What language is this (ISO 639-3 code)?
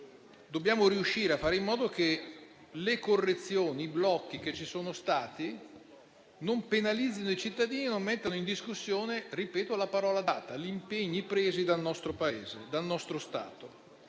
ita